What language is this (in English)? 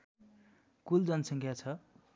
Nepali